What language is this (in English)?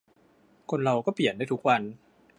Thai